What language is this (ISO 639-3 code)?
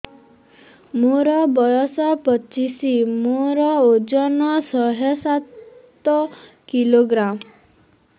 ori